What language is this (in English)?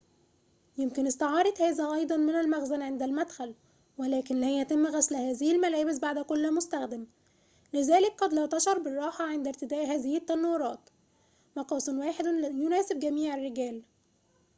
Arabic